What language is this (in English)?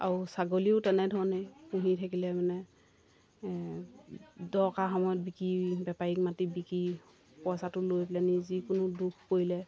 Assamese